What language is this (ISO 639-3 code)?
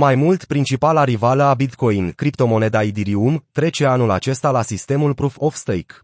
ron